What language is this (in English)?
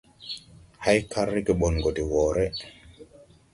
Tupuri